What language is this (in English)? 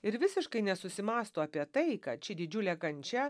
Lithuanian